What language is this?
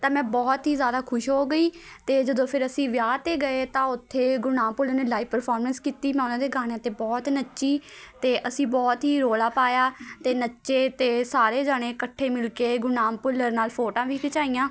Punjabi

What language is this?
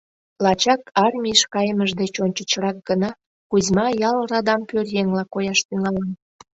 Mari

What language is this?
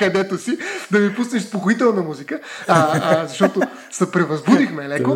Bulgarian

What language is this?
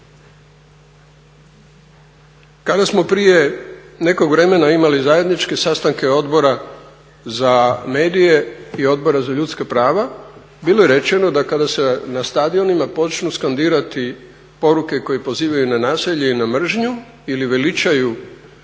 Croatian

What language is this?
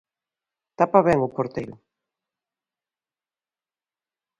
Galician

